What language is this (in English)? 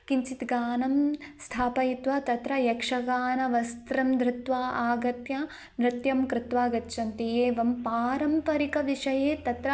Sanskrit